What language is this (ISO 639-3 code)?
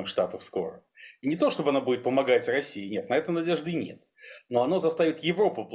rus